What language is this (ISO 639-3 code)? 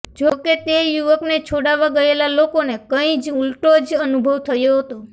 guj